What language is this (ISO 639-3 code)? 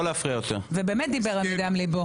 heb